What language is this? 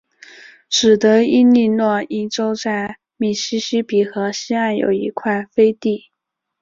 Chinese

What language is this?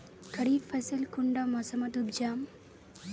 Magahi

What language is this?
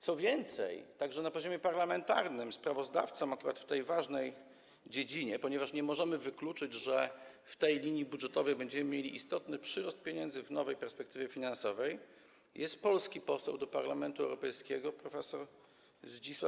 Polish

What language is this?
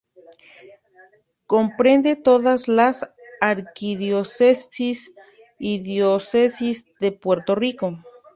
Spanish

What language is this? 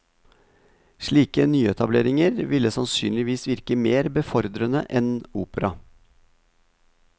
Norwegian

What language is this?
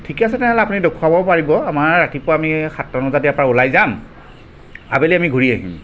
Assamese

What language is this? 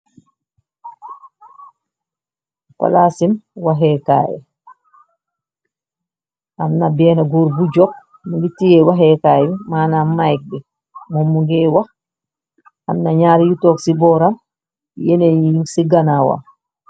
Wolof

